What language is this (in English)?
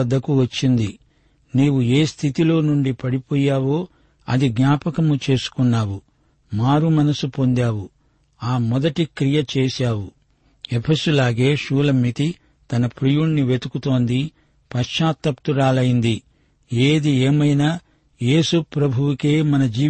Telugu